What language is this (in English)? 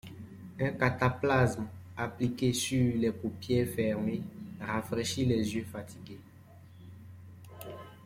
French